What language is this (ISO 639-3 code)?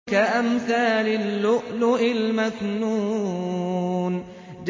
ara